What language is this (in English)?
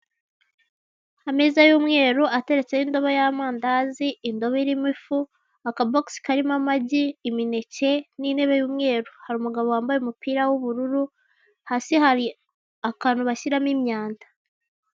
Kinyarwanda